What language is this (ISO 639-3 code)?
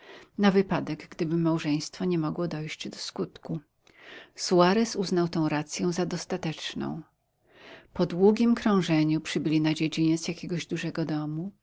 pol